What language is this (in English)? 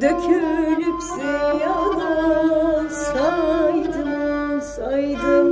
Turkish